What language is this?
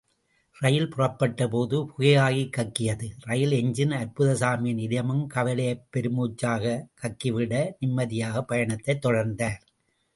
Tamil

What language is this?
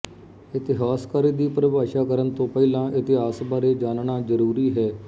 Punjabi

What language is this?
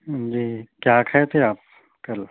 Urdu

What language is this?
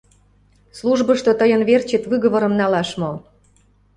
Mari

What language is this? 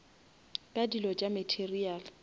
Northern Sotho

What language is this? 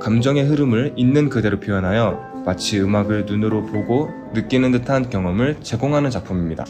Korean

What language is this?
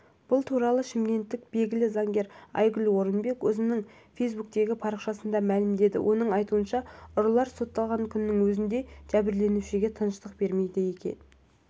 Kazakh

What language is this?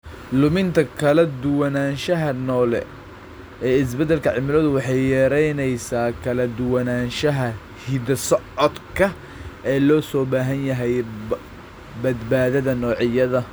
Somali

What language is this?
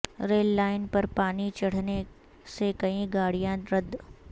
Urdu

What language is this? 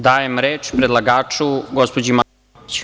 Serbian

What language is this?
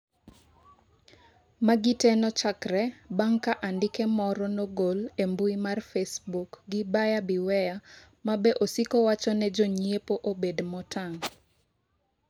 Luo (Kenya and Tanzania)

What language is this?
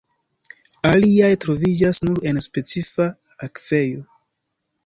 Esperanto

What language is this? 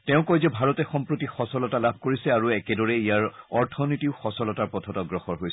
Assamese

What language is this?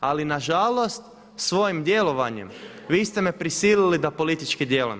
Croatian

